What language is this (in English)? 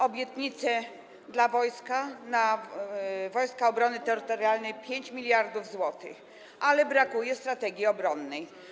Polish